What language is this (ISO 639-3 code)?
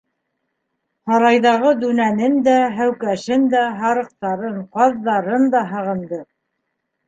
bak